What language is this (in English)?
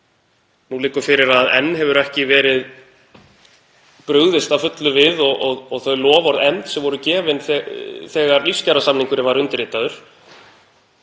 Icelandic